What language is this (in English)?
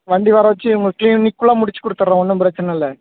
Tamil